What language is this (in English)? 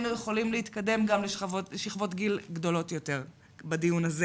Hebrew